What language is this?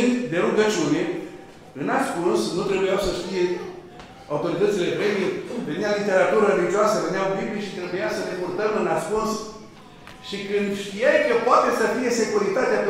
Romanian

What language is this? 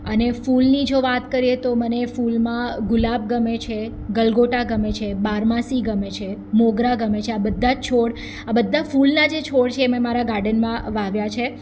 Gujarati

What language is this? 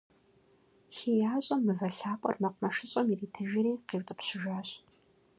Kabardian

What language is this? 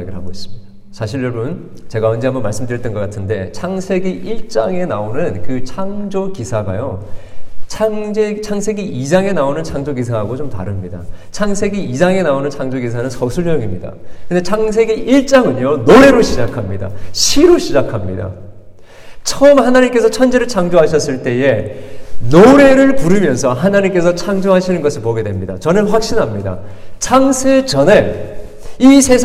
Korean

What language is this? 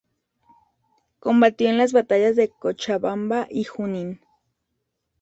Spanish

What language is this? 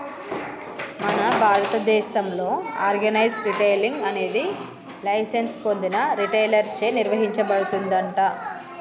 Telugu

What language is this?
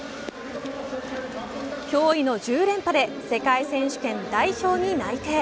Japanese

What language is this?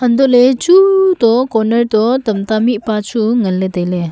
Wancho Naga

